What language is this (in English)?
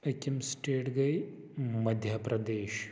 Kashmiri